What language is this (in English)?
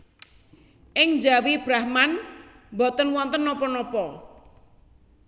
Javanese